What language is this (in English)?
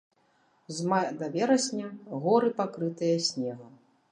Belarusian